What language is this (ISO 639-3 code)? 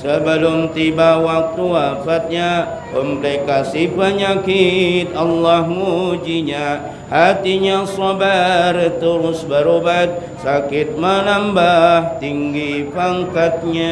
msa